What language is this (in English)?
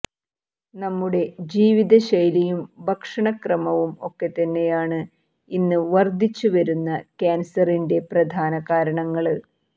Malayalam